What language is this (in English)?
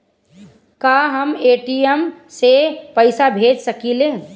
Bhojpuri